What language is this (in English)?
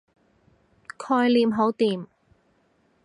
Cantonese